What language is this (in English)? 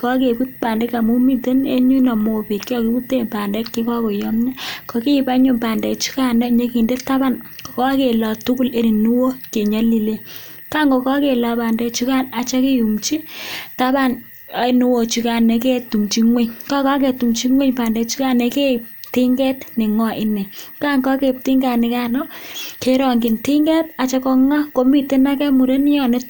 Kalenjin